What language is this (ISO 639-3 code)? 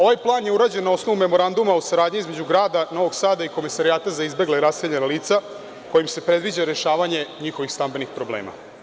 srp